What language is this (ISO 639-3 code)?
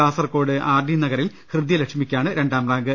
mal